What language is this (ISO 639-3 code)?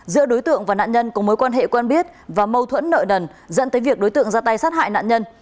vie